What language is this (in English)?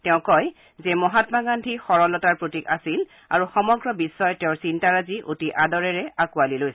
Assamese